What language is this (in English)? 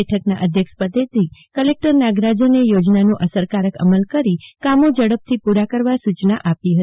Gujarati